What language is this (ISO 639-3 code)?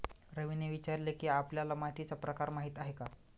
mar